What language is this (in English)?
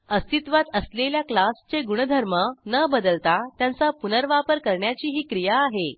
Marathi